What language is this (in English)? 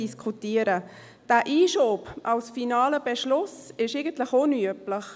Swiss German